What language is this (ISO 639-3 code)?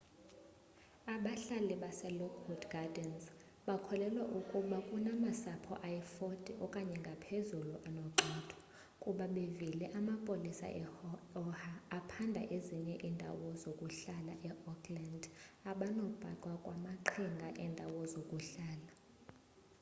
xho